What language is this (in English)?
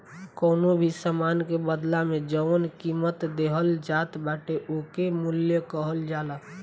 Bhojpuri